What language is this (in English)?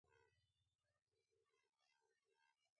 Sindhi Bhil